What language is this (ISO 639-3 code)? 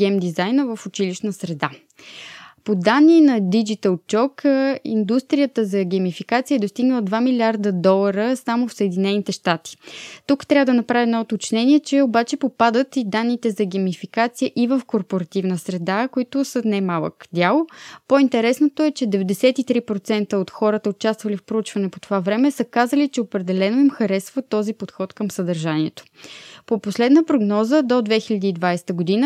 bul